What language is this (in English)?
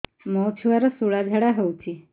Odia